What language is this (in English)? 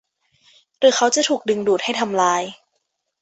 Thai